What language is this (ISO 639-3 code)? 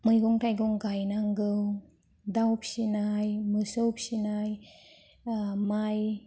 brx